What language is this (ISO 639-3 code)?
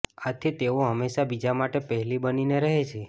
guj